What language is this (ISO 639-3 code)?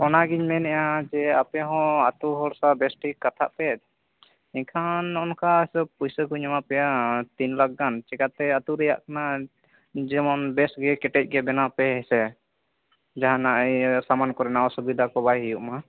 sat